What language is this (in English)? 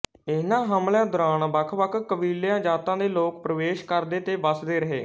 Punjabi